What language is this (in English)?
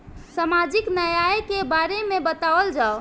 Bhojpuri